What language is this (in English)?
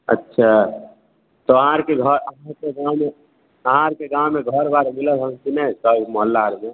Maithili